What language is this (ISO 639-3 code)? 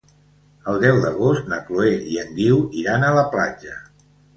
cat